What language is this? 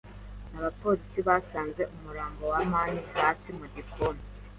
Kinyarwanda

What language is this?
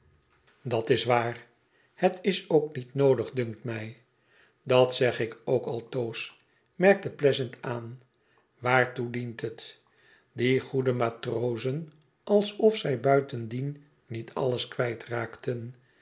Dutch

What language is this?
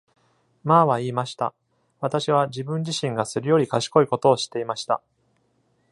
Japanese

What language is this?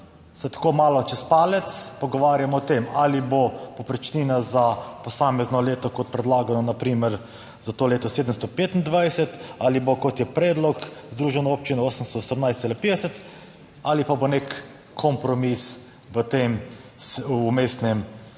Slovenian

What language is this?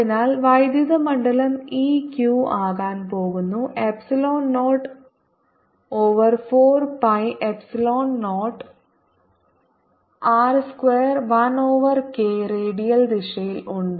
Malayalam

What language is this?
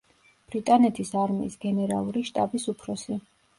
Georgian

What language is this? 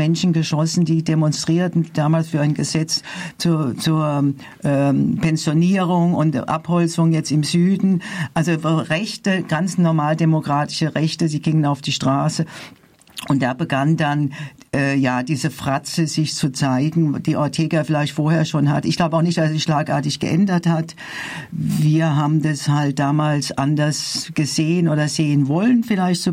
German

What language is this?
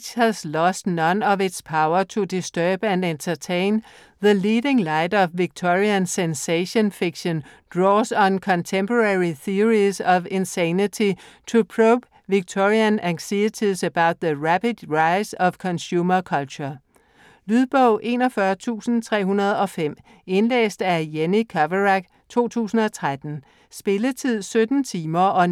Danish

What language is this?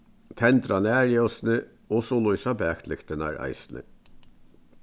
Faroese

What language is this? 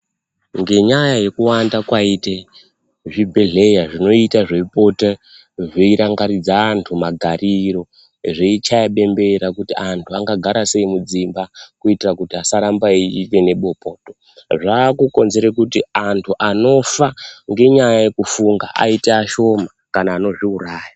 Ndau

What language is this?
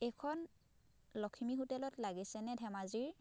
Assamese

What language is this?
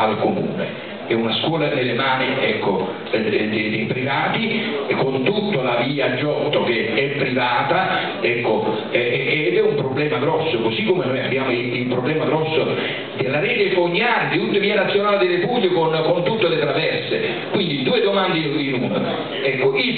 Italian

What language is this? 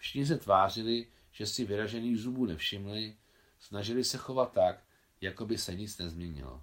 Czech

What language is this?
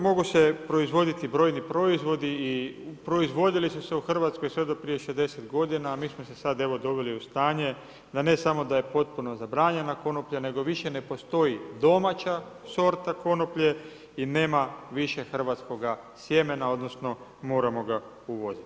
Croatian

